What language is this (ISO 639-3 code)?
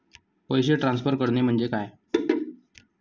mar